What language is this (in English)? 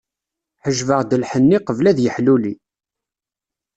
Kabyle